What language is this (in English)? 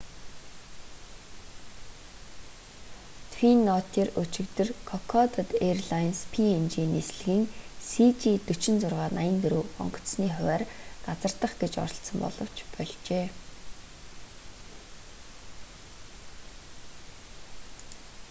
Mongolian